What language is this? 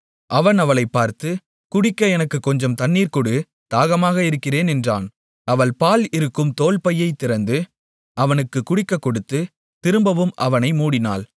Tamil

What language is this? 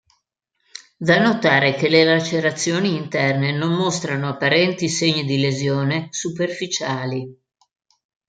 Italian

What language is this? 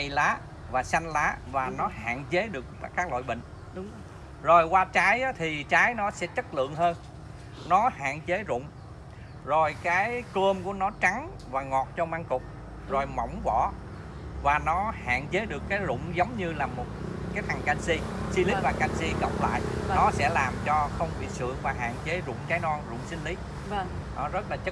Vietnamese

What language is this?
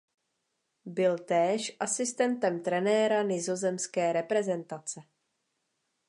Czech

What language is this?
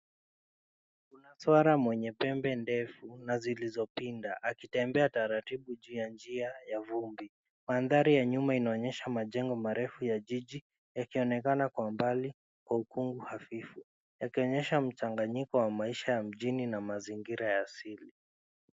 Swahili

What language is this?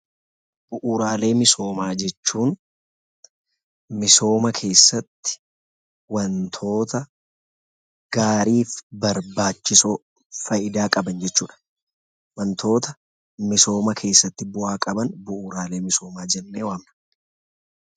Oromo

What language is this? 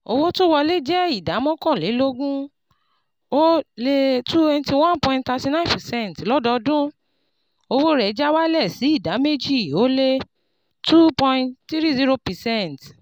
Yoruba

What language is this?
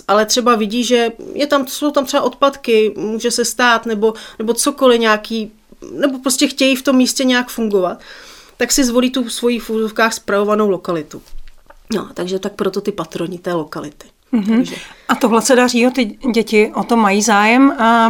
Czech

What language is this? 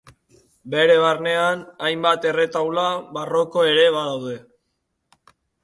Basque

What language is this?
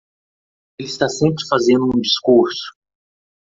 Portuguese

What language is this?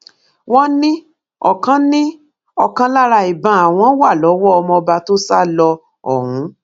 Yoruba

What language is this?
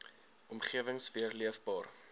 Afrikaans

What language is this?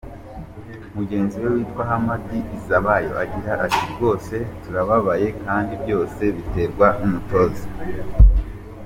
Kinyarwanda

